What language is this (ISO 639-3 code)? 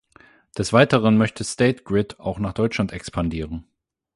deu